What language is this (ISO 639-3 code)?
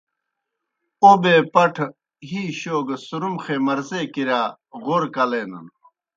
plk